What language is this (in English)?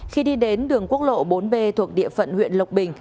Vietnamese